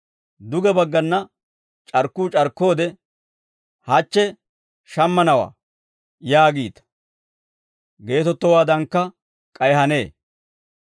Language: Dawro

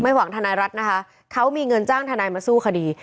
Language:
Thai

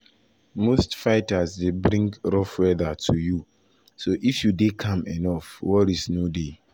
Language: Nigerian Pidgin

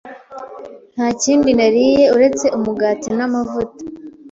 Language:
Kinyarwanda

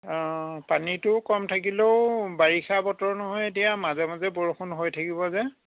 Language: Assamese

